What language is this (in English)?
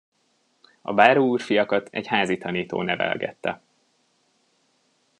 Hungarian